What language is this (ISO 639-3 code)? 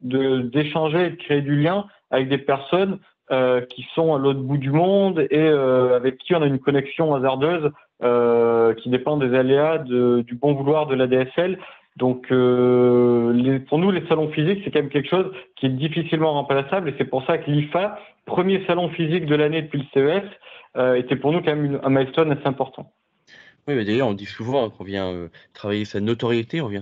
fra